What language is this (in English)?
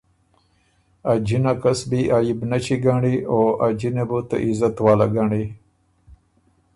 Ormuri